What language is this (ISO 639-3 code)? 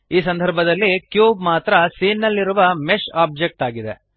kan